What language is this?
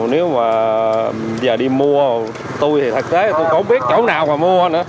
Vietnamese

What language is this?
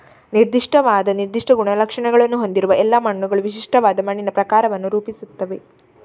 Kannada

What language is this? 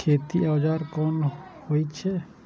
Maithili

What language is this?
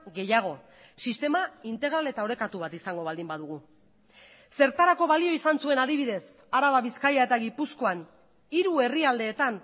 Basque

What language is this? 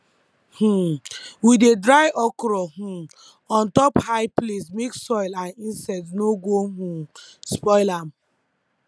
Nigerian Pidgin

